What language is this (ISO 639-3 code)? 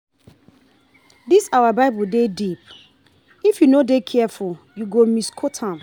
pcm